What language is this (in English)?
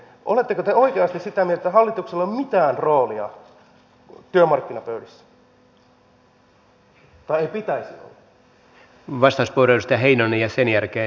Finnish